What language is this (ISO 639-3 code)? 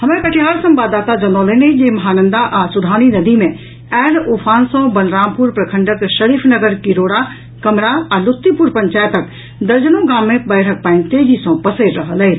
mai